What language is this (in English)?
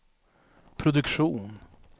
Swedish